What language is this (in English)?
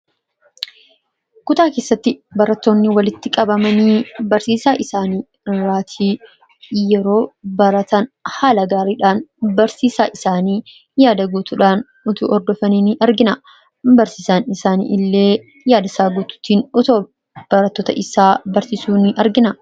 Oromo